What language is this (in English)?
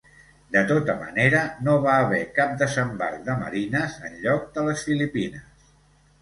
Catalan